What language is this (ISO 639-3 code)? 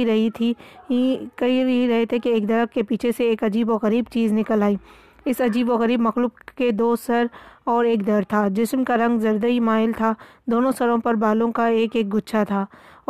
urd